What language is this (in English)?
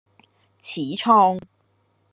Cantonese